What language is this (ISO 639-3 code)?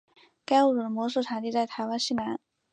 zho